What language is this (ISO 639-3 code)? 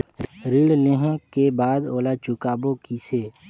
hne